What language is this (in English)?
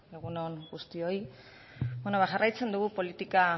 Basque